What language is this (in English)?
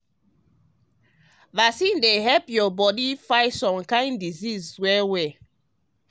Nigerian Pidgin